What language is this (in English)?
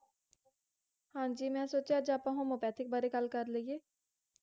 Punjabi